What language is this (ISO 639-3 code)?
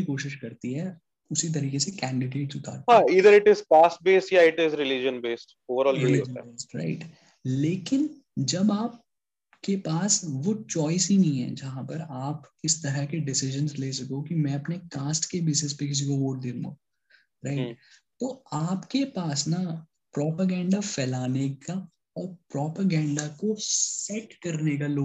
hin